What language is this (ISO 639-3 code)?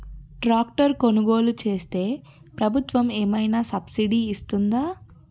tel